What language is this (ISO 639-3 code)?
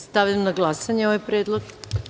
srp